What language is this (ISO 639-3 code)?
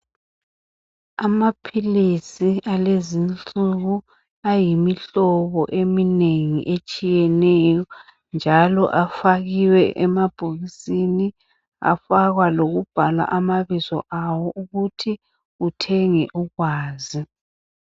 nde